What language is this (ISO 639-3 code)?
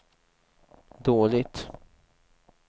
swe